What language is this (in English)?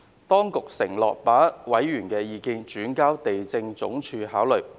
Cantonese